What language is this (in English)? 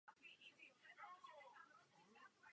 Czech